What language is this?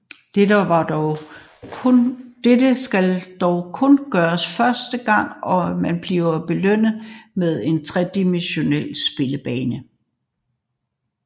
Danish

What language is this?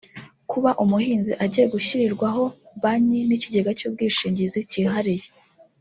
Kinyarwanda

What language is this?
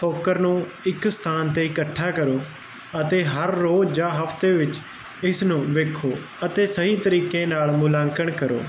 Punjabi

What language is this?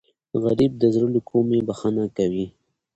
Pashto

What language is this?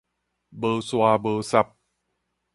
Min Nan Chinese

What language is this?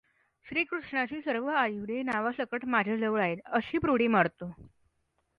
Marathi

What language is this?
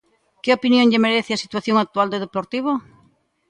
Galician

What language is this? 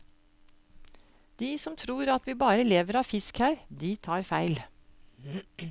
Norwegian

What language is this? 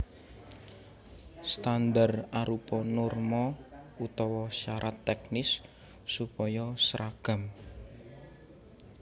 Javanese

